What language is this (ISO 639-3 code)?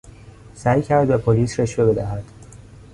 fas